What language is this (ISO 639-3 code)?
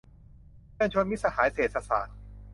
tha